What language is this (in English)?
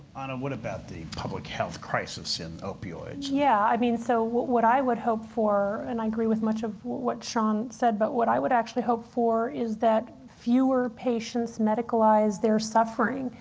English